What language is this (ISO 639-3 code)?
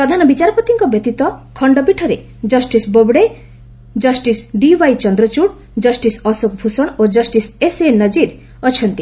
ori